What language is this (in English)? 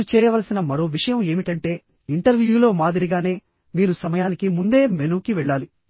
Telugu